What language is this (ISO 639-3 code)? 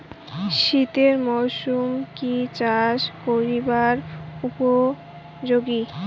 ben